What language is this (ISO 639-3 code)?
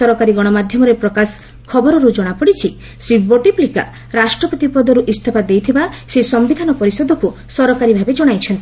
ori